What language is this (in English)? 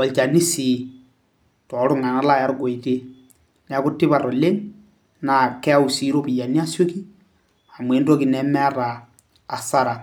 Masai